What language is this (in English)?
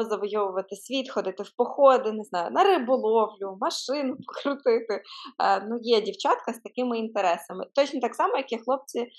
Ukrainian